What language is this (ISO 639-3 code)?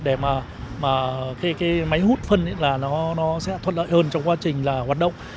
vie